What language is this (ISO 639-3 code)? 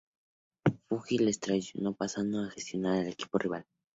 spa